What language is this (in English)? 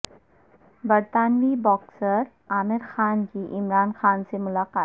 Urdu